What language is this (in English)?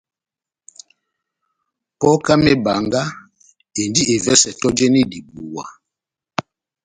Batanga